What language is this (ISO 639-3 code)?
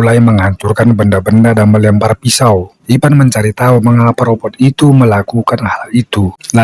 ind